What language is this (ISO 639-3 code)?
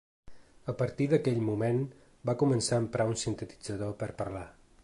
cat